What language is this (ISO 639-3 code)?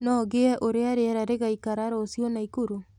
kik